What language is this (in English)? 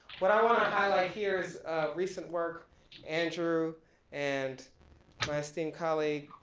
English